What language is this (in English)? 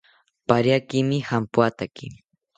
South Ucayali Ashéninka